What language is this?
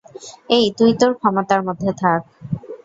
Bangla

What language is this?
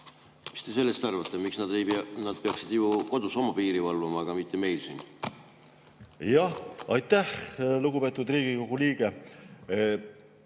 Estonian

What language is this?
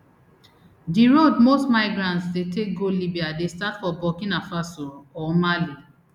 Nigerian Pidgin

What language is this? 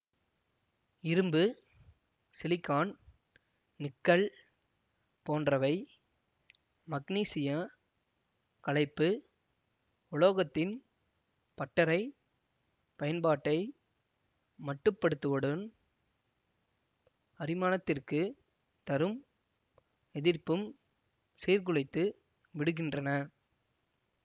Tamil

